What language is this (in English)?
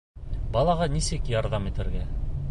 Bashkir